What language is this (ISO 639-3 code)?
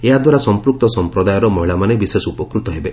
ori